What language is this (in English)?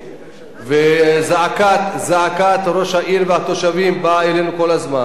Hebrew